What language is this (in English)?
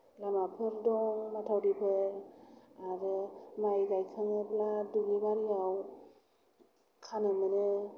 Bodo